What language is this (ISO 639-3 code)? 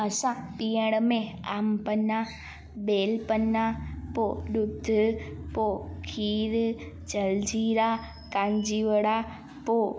snd